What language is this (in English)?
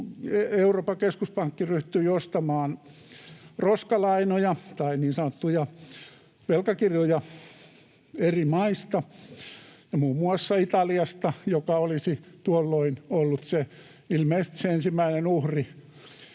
Finnish